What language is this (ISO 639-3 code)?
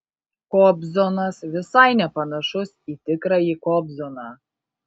lit